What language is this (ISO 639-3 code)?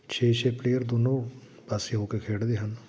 pan